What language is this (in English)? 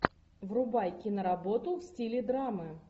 Russian